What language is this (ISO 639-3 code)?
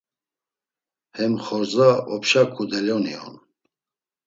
lzz